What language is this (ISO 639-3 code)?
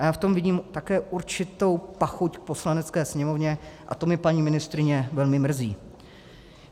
ces